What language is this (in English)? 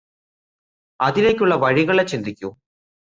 Malayalam